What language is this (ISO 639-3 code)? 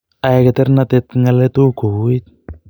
kln